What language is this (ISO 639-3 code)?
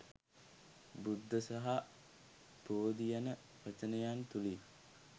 sin